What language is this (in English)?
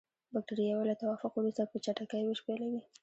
Pashto